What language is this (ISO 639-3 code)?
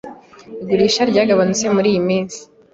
kin